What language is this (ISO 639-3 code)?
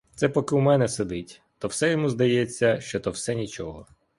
ukr